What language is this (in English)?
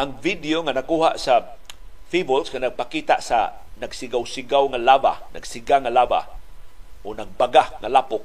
Filipino